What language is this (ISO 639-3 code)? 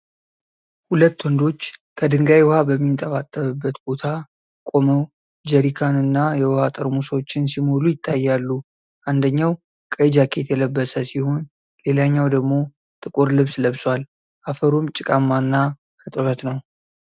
amh